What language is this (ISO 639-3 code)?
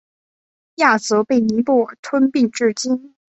zho